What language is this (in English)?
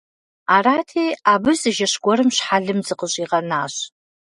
Kabardian